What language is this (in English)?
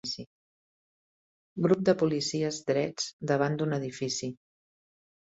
Catalan